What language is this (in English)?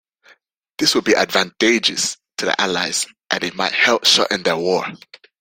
English